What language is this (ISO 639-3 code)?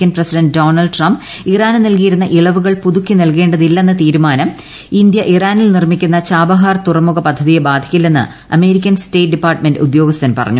mal